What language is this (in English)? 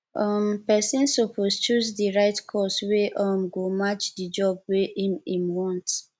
Nigerian Pidgin